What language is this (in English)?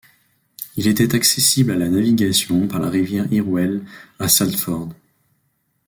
French